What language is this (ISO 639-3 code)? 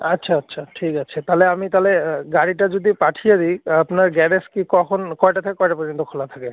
ben